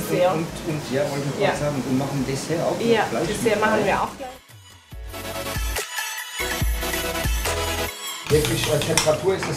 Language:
German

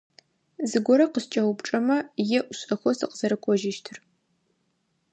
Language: Adyghe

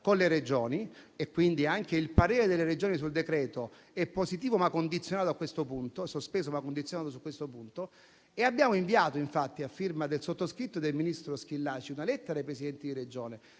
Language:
Italian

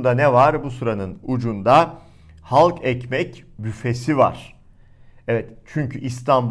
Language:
Turkish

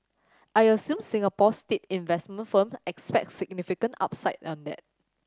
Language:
English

